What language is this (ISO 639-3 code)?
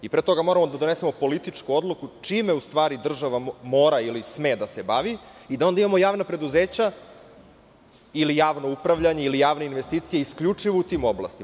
srp